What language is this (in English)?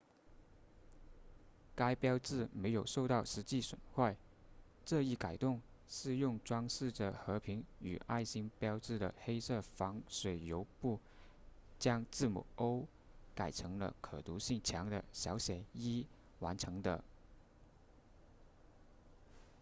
Chinese